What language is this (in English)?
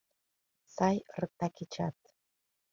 Mari